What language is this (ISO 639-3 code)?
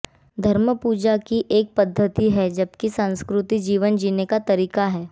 hin